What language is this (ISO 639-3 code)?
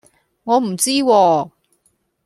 yue